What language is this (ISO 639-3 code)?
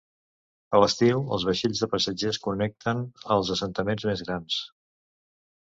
cat